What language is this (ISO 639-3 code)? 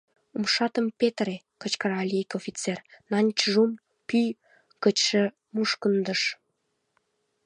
chm